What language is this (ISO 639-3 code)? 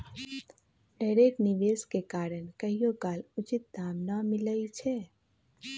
mag